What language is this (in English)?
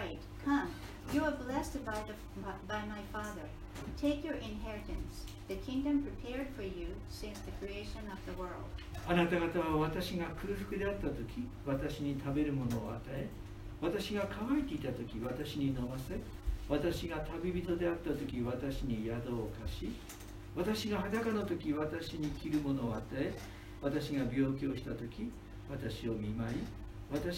Japanese